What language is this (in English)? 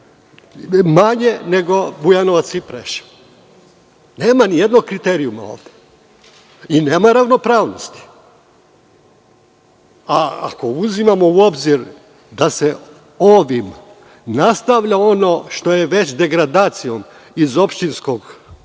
Serbian